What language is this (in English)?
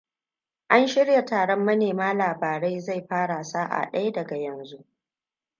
Hausa